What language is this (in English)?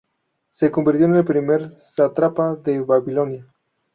Spanish